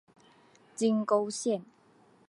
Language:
Chinese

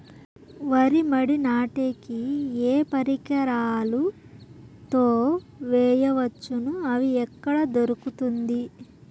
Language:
Telugu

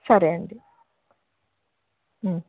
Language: Telugu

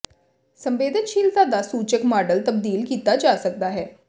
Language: Punjabi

